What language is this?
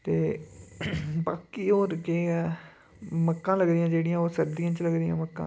Dogri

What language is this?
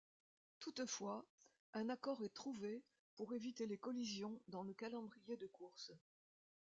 French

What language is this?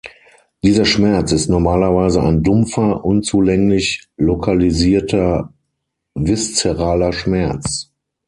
German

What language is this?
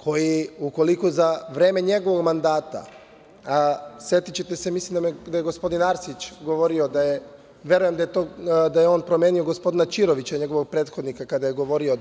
Serbian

